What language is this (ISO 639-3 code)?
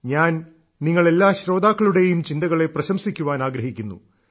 mal